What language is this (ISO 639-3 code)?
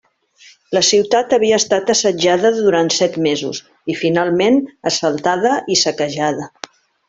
cat